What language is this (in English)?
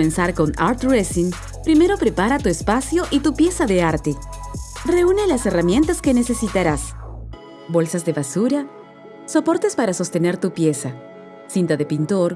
Spanish